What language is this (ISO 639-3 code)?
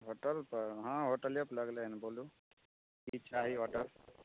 mai